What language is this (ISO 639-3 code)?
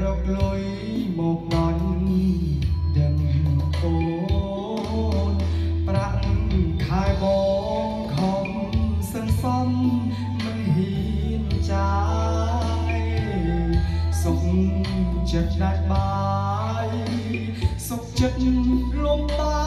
tha